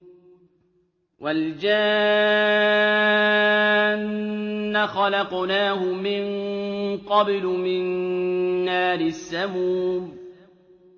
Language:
Arabic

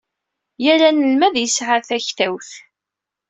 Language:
Kabyle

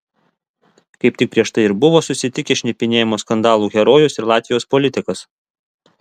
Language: Lithuanian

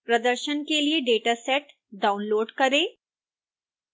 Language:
Hindi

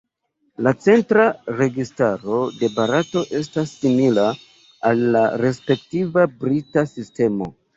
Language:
Esperanto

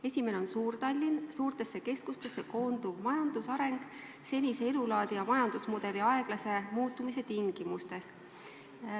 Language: Estonian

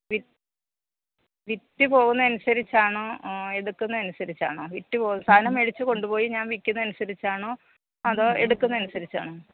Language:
Malayalam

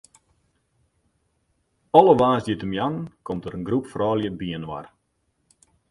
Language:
Western Frisian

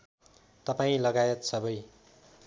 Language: Nepali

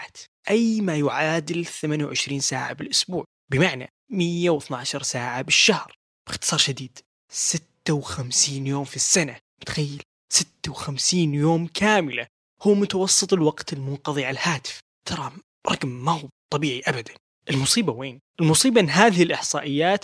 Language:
Arabic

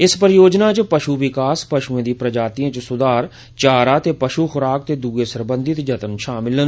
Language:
Dogri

